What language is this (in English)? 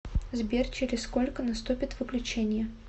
Russian